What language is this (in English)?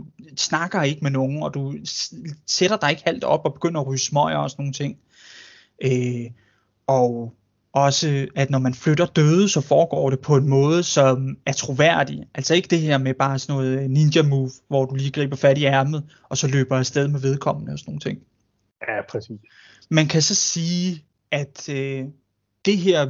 Danish